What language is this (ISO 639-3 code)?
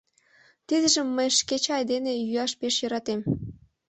chm